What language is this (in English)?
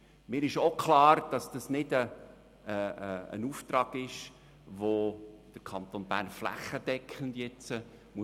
Swiss German